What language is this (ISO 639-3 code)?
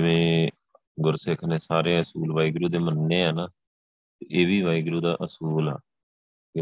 pan